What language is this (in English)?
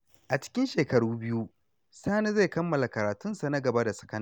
Hausa